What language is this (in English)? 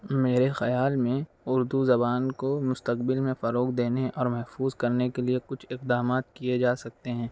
Urdu